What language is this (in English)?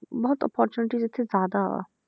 Punjabi